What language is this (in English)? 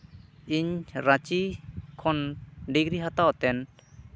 Santali